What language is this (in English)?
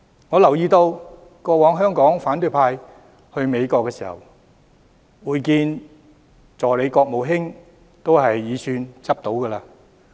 Cantonese